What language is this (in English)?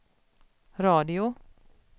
Swedish